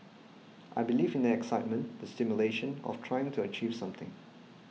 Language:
English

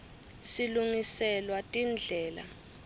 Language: Swati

